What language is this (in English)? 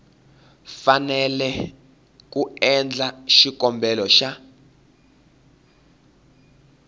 Tsonga